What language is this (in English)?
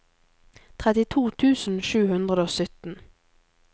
Norwegian